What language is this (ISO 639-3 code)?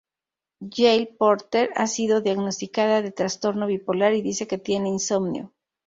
spa